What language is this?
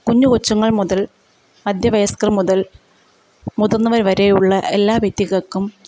Malayalam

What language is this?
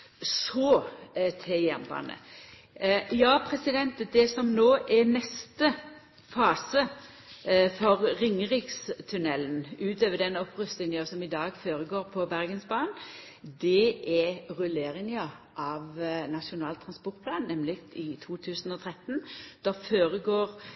Norwegian Nynorsk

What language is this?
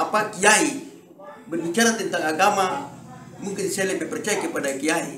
Indonesian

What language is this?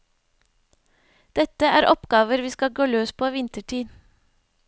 Norwegian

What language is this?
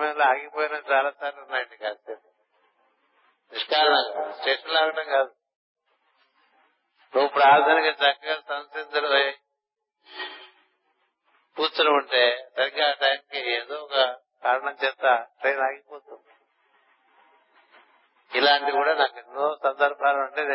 Telugu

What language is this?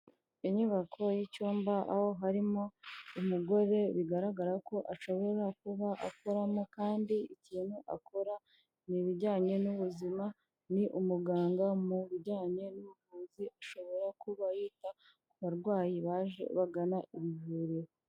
Kinyarwanda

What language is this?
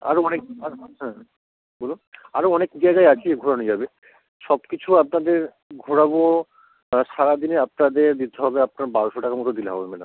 Bangla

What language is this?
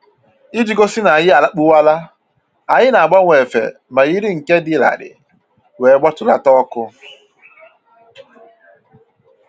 Igbo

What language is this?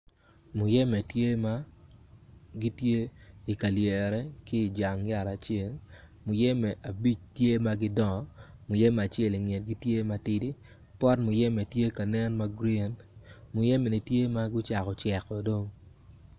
Acoli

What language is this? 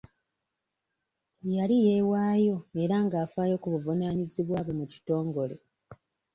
Ganda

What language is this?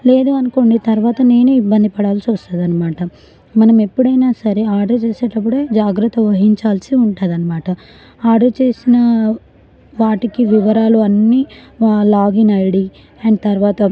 Telugu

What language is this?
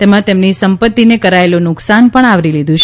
Gujarati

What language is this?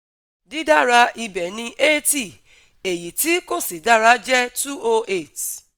Yoruba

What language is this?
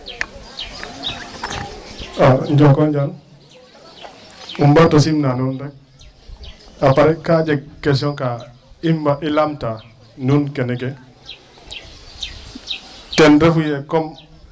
Serer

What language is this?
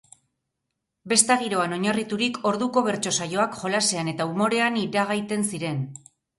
Basque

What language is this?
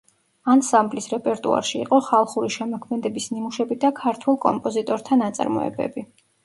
Georgian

